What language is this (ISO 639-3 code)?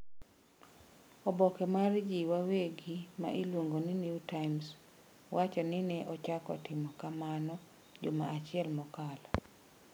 luo